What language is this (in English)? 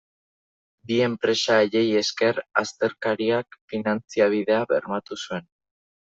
Basque